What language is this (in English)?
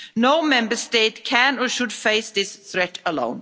English